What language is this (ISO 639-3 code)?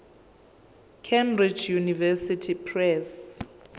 zul